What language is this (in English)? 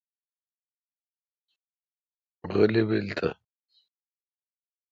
Kalkoti